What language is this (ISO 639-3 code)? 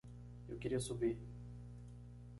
por